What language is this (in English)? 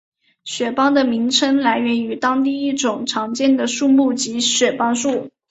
Chinese